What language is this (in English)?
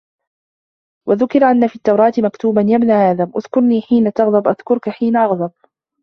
Arabic